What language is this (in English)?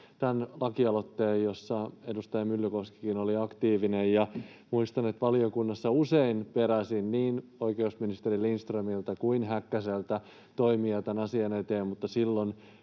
Finnish